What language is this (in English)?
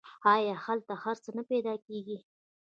Pashto